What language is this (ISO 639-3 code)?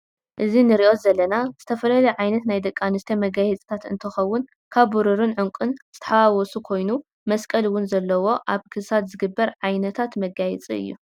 tir